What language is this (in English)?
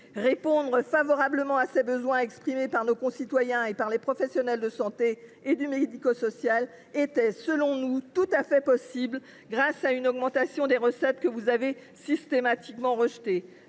French